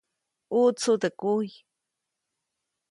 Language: Copainalá Zoque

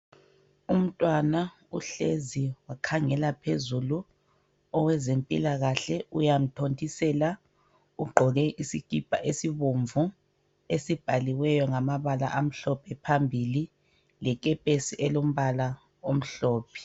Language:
North Ndebele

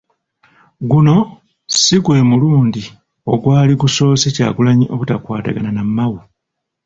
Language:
Ganda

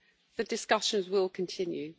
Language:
English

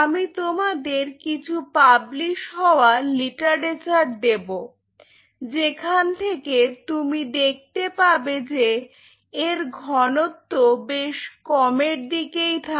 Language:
Bangla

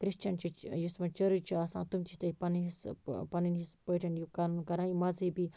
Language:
Kashmiri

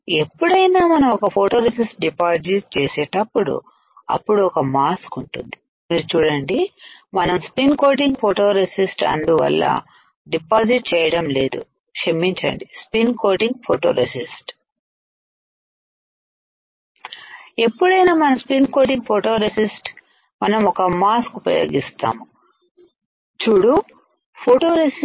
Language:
Telugu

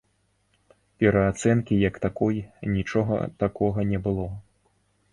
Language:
Belarusian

